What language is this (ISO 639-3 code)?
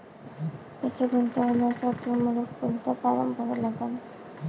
mar